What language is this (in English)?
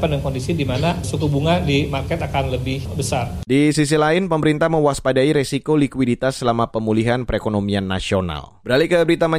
Indonesian